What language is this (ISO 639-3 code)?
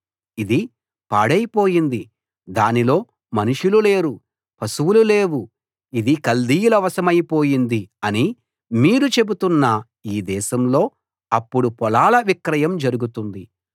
tel